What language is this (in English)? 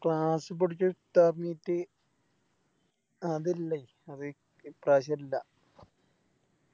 Malayalam